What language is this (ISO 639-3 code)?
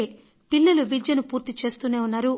tel